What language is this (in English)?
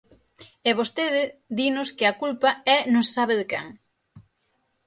Galician